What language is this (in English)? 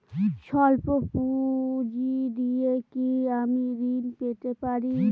Bangla